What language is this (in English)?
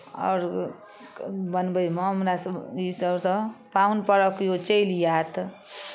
Maithili